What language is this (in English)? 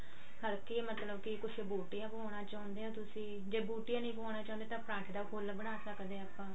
Punjabi